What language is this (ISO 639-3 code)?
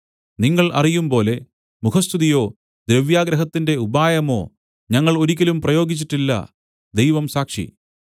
mal